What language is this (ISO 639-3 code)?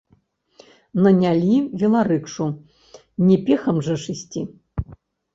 bel